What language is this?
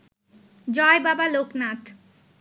Bangla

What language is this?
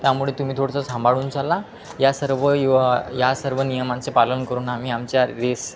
Marathi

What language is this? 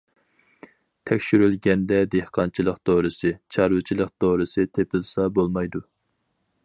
Uyghur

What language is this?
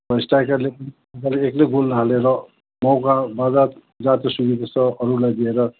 Nepali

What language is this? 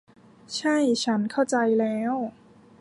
Thai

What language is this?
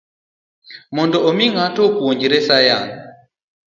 Luo (Kenya and Tanzania)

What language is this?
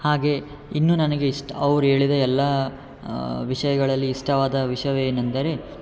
Kannada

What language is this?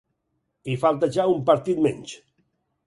Catalan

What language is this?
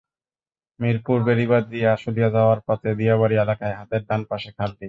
Bangla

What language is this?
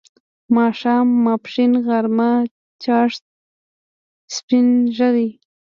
Pashto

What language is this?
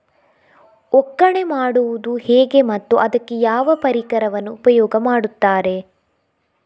Kannada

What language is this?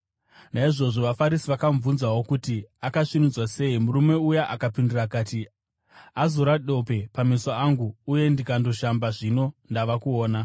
Shona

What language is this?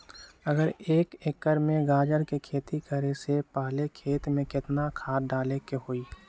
Magahi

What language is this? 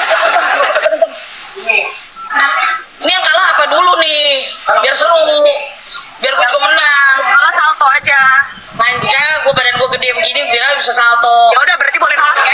Indonesian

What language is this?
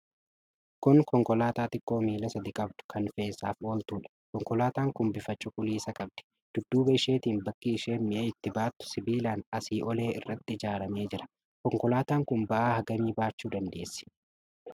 Oromo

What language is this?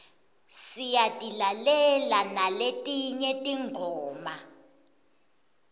Swati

